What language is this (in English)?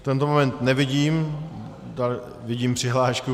Czech